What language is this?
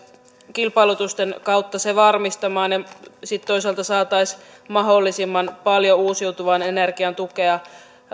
Finnish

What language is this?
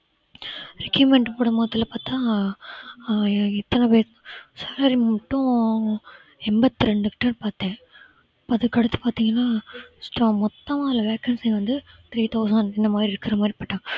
Tamil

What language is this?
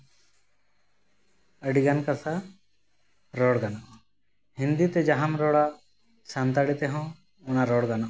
Santali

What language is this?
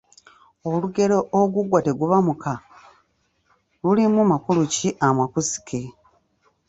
Ganda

